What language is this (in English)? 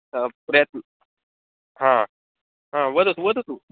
Sanskrit